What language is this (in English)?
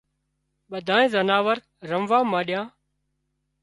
Wadiyara Koli